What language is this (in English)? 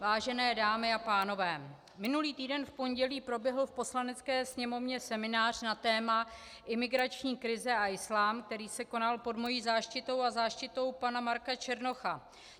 Czech